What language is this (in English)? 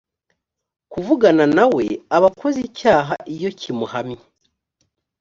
Kinyarwanda